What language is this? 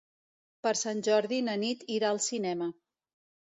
Catalan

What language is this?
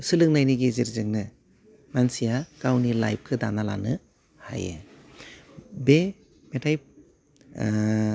Bodo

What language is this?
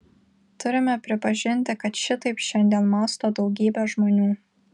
Lithuanian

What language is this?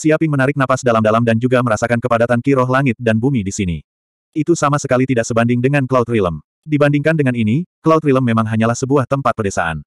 Indonesian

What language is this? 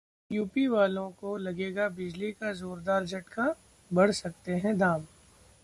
Hindi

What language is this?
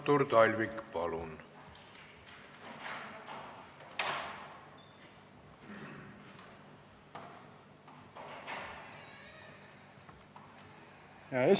Estonian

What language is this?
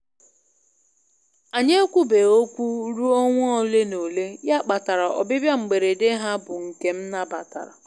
Igbo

